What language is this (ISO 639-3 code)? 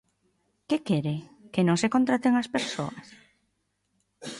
glg